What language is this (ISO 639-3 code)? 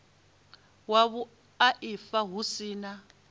ven